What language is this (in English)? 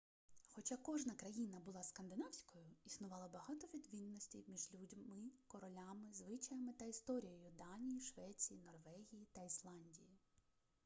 Ukrainian